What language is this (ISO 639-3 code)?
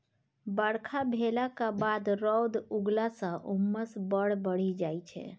mai